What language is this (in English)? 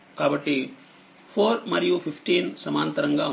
Telugu